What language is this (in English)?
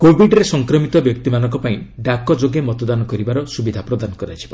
Odia